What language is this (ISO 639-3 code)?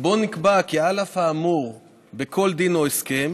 heb